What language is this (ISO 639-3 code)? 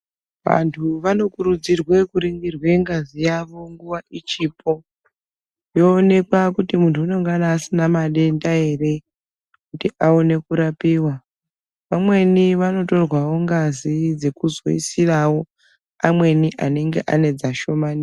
ndc